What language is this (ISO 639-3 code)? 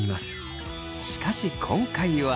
jpn